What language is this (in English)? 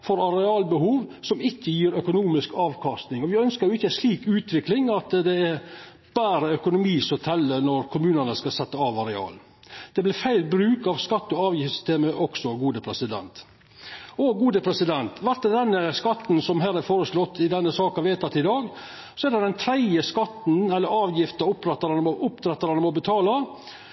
Norwegian Nynorsk